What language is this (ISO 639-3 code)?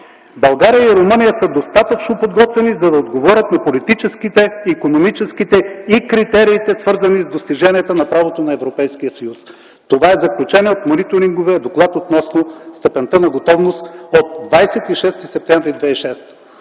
bul